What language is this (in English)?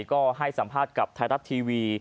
Thai